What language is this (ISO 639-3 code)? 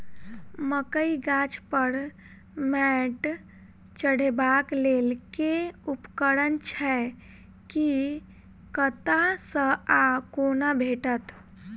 mai